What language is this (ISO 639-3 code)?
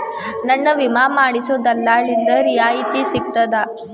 kan